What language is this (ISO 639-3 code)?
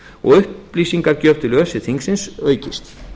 isl